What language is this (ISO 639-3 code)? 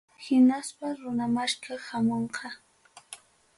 quy